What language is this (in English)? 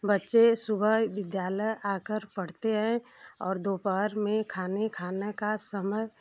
Hindi